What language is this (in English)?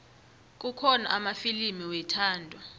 South Ndebele